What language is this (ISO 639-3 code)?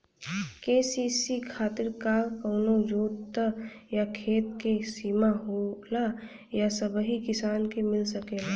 bho